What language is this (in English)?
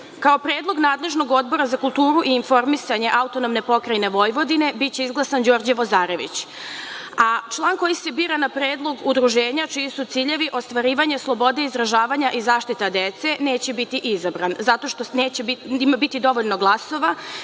Serbian